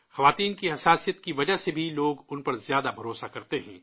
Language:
Urdu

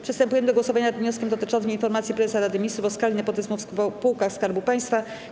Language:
Polish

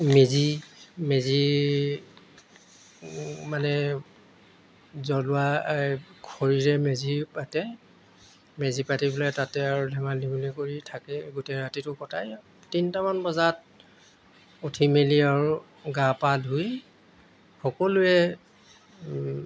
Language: Assamese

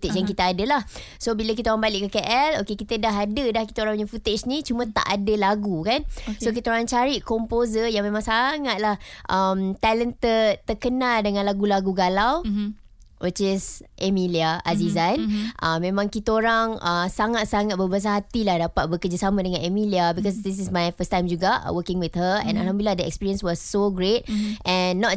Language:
Malay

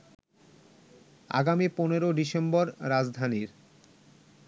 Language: Bangla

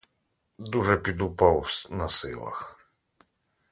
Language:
Ukrainian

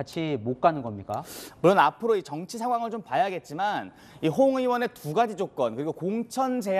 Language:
Korean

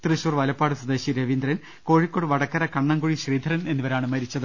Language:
Malayalam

